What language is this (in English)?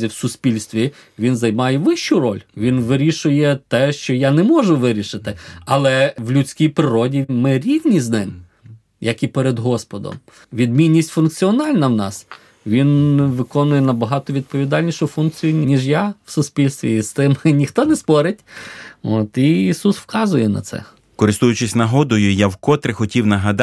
Ukrainian